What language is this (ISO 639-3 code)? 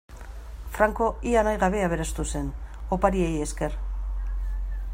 eus